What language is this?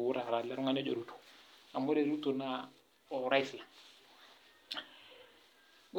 Masai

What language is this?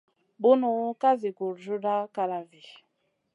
Masana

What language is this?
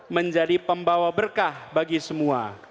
Indonesian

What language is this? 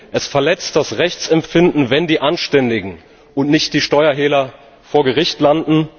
German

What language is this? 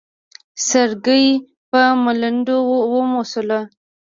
Pashto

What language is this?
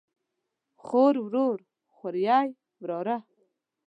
Pashto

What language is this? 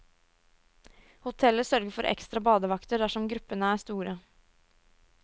Norwegian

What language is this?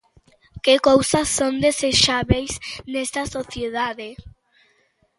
Galician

